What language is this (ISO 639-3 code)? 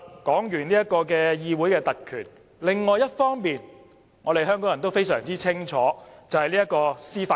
yue